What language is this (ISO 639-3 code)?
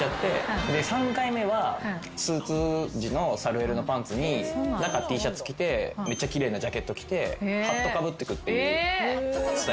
jpn